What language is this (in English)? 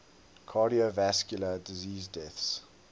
English